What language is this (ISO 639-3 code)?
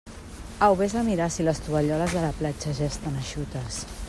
cat